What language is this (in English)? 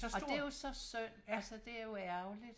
Danish